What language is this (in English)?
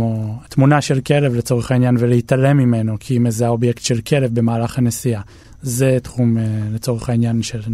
Hebrew